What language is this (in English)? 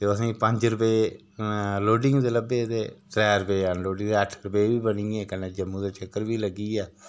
Dogri